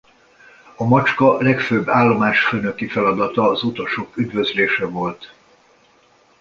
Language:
Hungarian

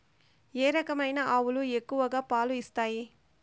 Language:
Telugu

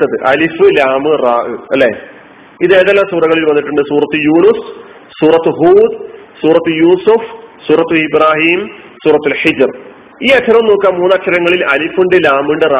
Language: Malayalam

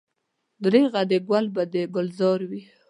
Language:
Pashto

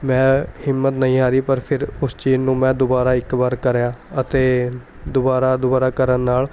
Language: Punjabi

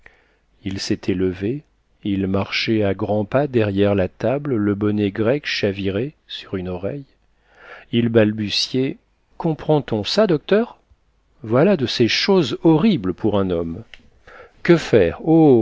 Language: French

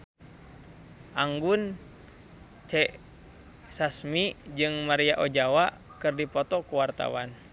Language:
Sundanese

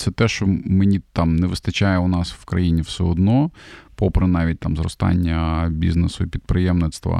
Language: Ukrainian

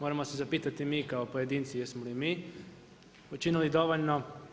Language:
Croatian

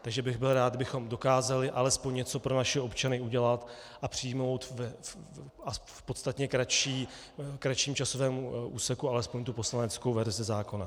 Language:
Czech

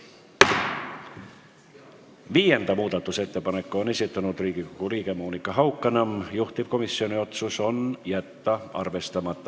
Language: Estonian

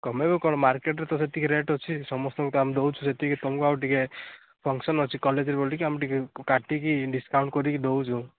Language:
Odia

